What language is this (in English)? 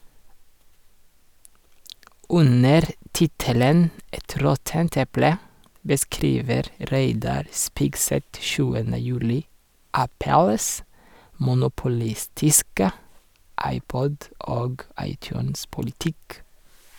Norwegian